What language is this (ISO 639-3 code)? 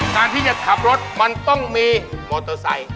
tha